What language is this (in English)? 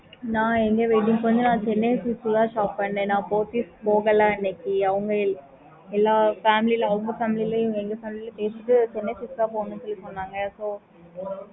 Tamil